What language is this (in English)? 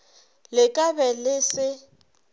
Northern Sotho